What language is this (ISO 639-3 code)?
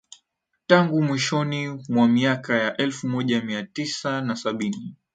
swa